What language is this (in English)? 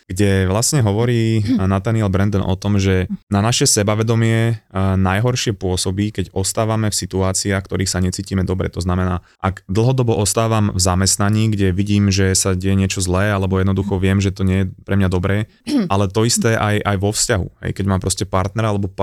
Slovak